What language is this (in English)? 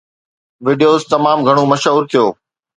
Sindhi